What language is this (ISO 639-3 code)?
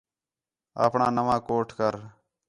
xhe